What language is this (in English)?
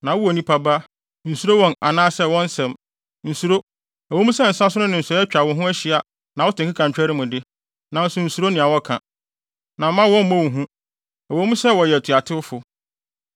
Akan